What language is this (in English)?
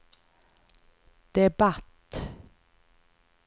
Swedish